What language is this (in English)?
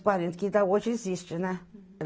Portuguese